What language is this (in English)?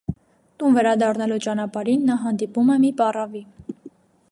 Armenian